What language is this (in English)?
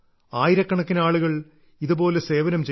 Malayalam